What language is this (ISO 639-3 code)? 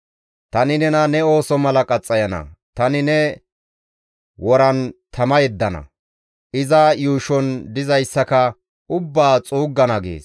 gmv